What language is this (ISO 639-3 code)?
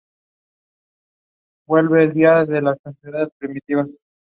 spa